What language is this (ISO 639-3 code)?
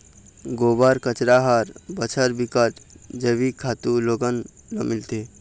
hne